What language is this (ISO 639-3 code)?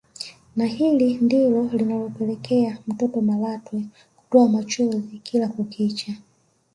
swa